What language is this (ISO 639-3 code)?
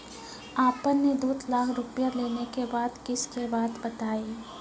mai